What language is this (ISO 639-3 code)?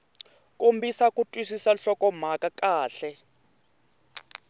tso